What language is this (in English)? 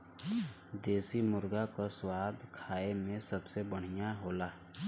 Bhojpuri